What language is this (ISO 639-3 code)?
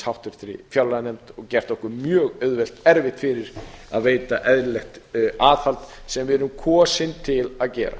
isl